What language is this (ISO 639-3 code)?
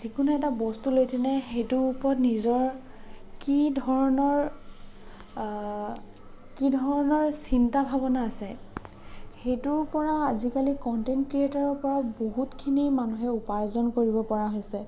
asm